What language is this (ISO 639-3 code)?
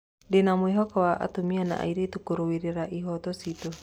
kik